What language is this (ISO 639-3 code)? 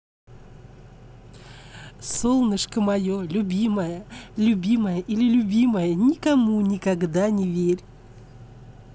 rus